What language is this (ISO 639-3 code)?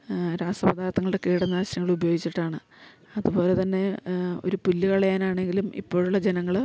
mal